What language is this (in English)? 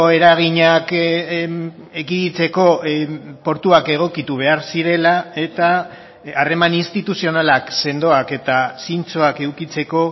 Basque